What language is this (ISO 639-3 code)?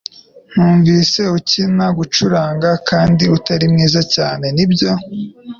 kin